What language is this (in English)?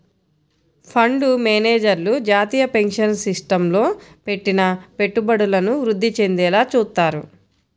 Telugu